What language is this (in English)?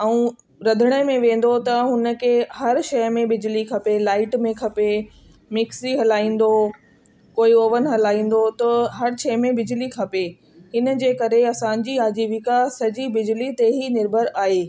Sindhi